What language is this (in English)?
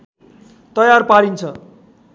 Nepali